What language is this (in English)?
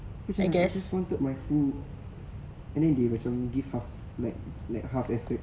English